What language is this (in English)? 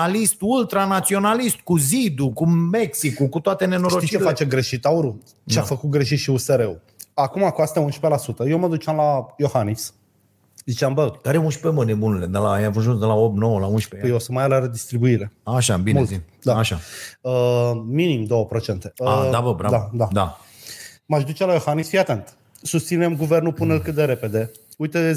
Romanian